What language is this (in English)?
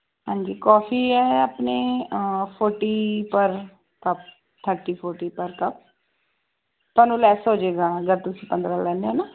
Punjabi